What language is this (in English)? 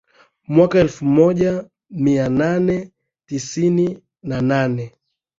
Swahili